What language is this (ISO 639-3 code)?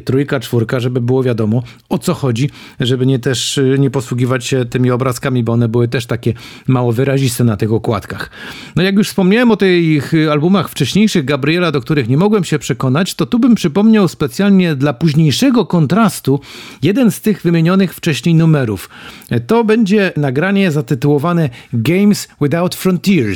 pol